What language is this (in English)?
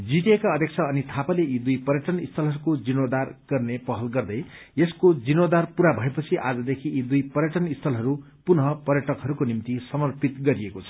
Nepali